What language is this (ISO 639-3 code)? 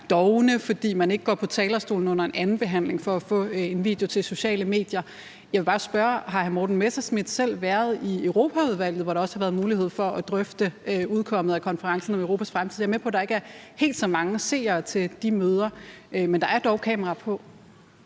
dan